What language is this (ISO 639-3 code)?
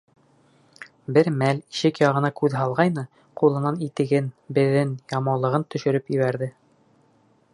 bak